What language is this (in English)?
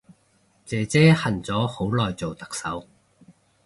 Cantonese